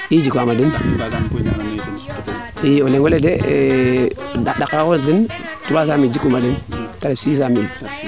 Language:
Serer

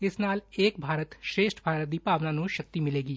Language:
Punjabi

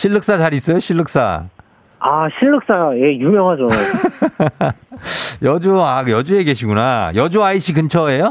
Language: Korean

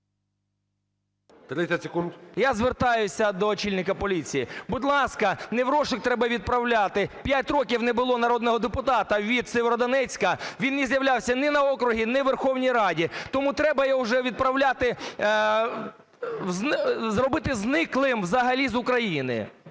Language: Ukrainian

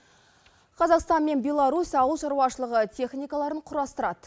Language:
Kazakh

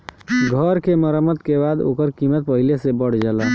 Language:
Bhojpuri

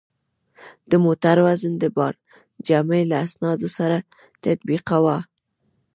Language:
Pashto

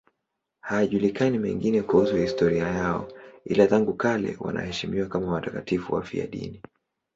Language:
Swahili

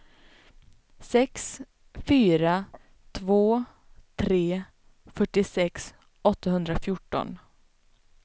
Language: Swedish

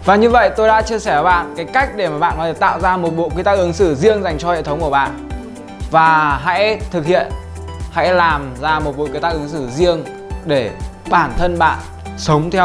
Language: Vietnamese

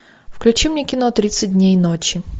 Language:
Russian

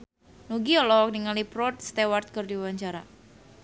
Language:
Sundanese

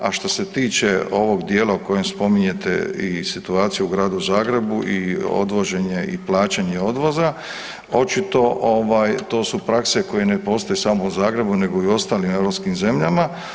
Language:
Croatian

